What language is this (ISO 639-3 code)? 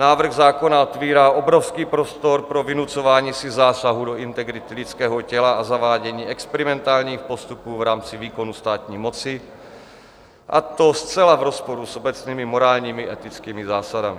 ces